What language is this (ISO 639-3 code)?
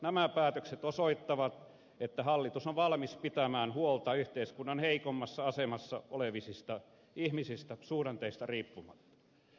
fin